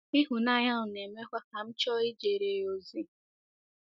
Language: Igbo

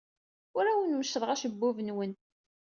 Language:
Kabyle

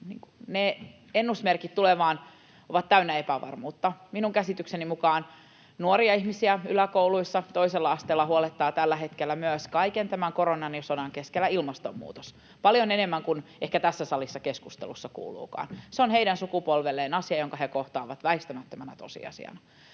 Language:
Finnish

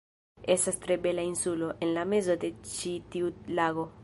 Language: Esperanto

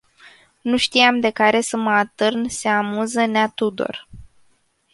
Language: Romanian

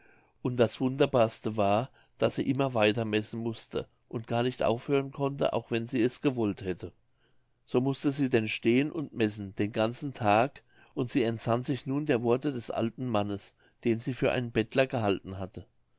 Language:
German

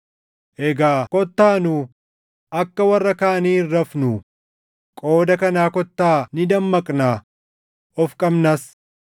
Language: Oromo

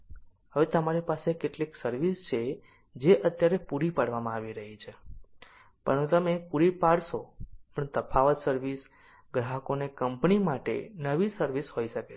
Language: Gujarati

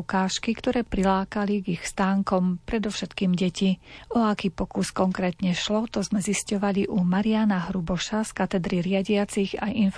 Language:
Slovak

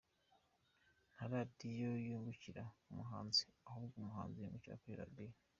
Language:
Kinyarwanda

